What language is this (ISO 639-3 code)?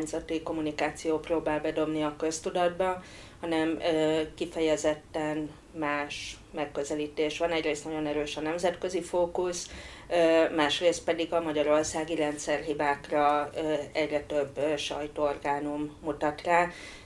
hun